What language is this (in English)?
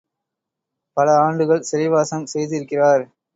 Tamil